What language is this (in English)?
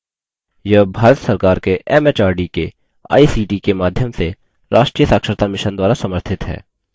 Hindi